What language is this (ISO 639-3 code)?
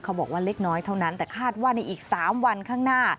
tha